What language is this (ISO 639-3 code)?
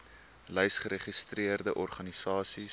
afr